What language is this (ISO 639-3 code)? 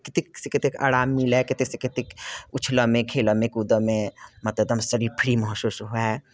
mai